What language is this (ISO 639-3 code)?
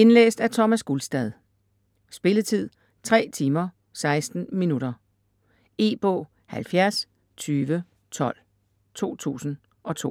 dan